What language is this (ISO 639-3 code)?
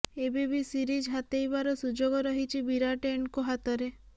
ori